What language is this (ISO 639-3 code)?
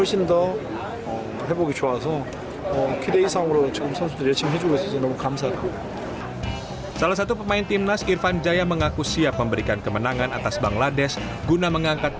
ind